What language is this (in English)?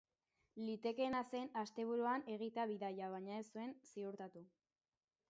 Basque